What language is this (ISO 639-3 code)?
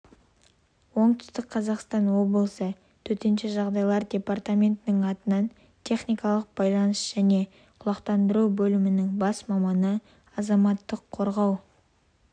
kaz